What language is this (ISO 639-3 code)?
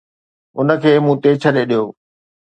snd